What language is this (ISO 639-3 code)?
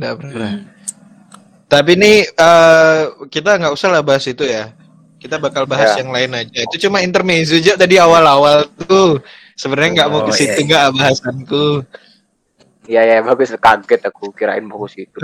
ind